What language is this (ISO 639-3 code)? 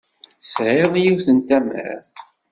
kab